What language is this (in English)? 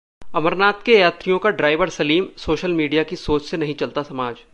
Hindi